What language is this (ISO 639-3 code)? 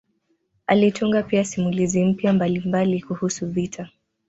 swa